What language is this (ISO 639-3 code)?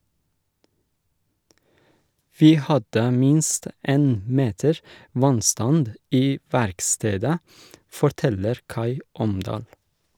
nor